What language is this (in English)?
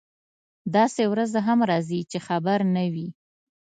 Pashto